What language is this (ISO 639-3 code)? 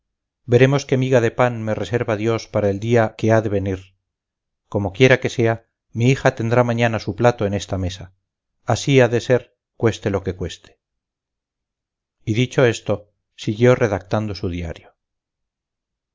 spa